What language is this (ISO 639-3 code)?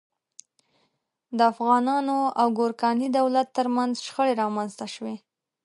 pus